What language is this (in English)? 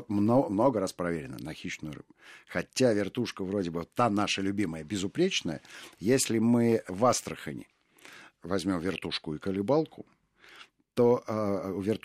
Russian